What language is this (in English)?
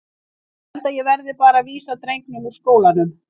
Icelandic